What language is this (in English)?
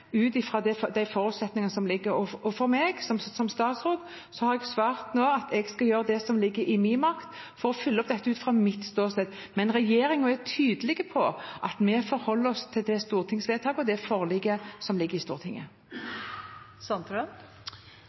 Norwegian